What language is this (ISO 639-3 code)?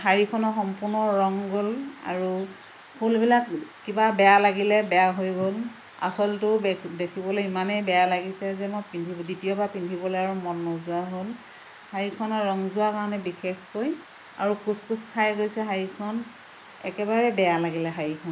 asm